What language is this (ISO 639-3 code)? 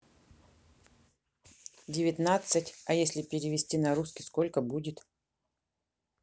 rus